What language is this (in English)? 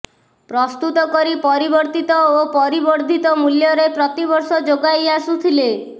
Odia